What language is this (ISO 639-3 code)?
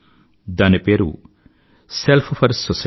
tel